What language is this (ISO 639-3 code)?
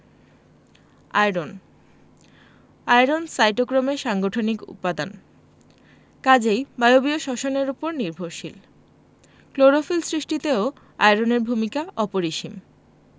ben